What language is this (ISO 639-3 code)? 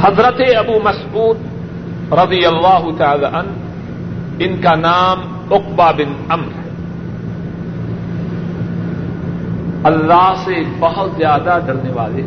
urd